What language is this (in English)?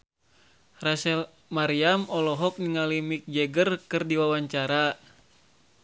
Sundanese